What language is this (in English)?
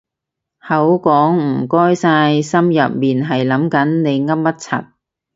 Cantonese